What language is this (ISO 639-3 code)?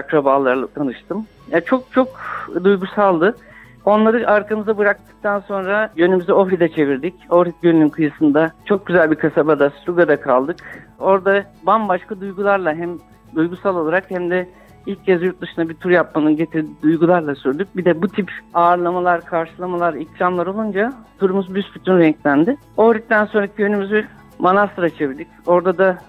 tur